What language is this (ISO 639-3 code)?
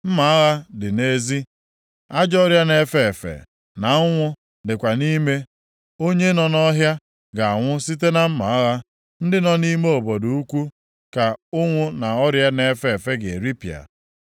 ibo